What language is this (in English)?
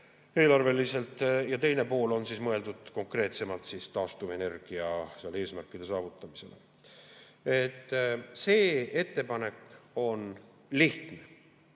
Estonian